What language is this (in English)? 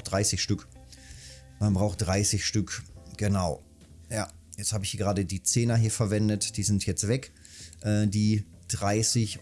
German